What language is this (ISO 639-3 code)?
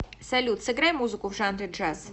rus